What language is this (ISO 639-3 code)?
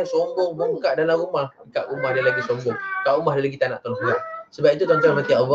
msa